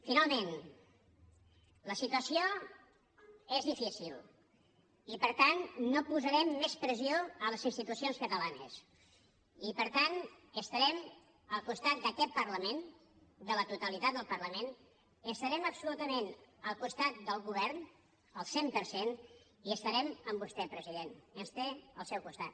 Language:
Catalan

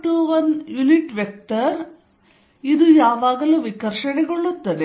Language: Kannada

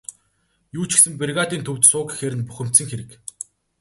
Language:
Mongolian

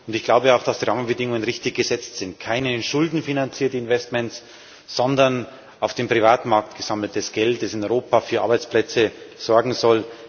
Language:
German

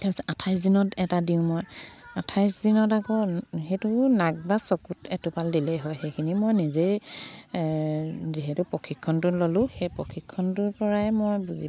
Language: Assamese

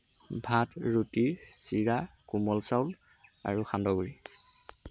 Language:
Assamese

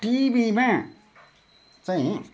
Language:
Nepali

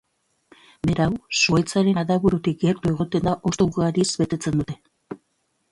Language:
Basque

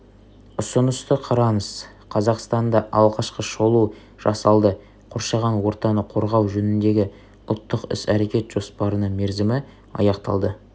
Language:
Kazakh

